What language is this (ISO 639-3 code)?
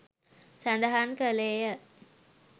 sin